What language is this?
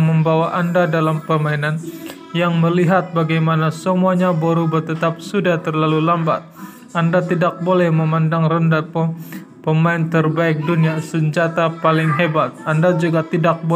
Indonesian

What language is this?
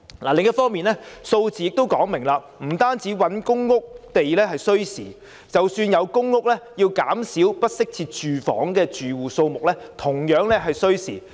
Cantonese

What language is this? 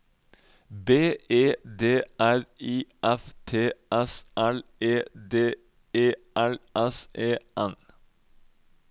Norwegian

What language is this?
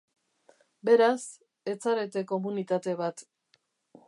Basque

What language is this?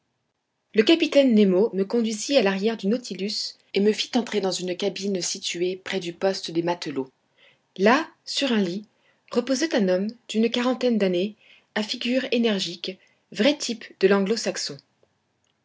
French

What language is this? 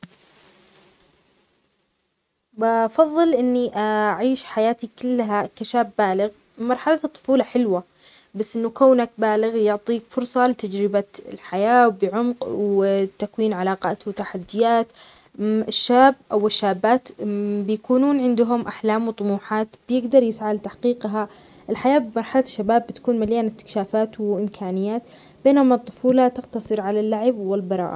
Omani Arabic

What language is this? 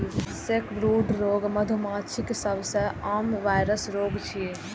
Maithili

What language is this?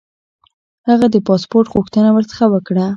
Pashto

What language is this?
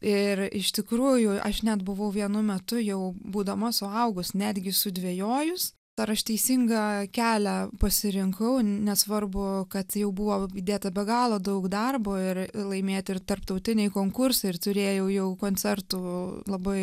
Lithuanian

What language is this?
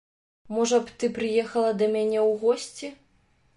Belarusian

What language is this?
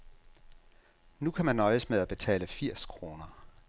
Danish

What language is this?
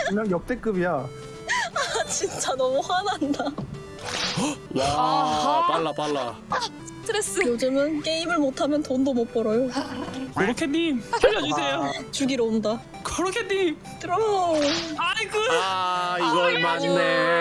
Korean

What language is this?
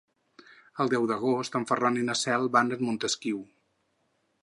Catalan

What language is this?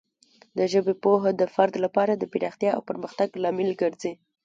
Pashto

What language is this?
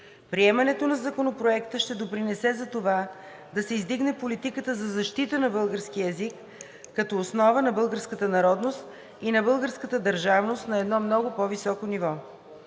Bulgarian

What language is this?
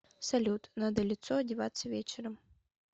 Russian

